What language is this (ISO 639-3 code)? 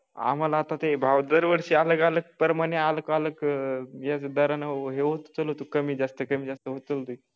mar